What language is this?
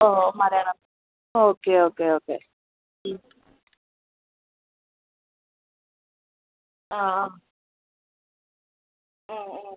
Malayalam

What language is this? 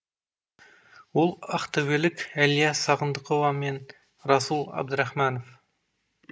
Kazakh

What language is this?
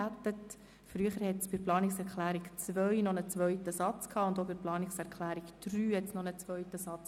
Swiss German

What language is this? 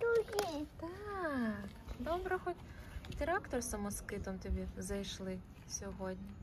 Ukrainian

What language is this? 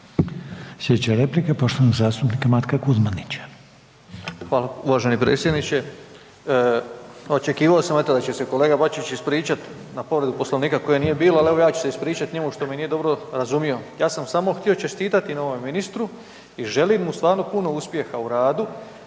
Croatian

